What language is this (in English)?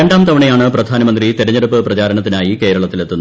Malayalam